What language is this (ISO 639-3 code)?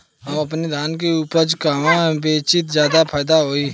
bho